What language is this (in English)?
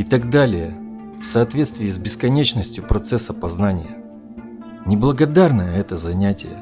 Russian